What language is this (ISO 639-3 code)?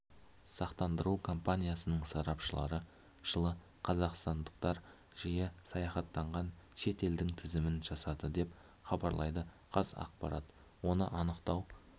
kaz